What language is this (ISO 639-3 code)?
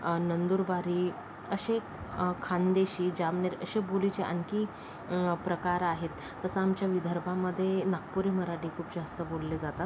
mar